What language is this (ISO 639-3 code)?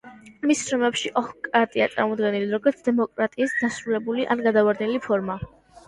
kat